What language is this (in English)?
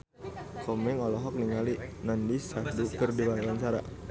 Sundanese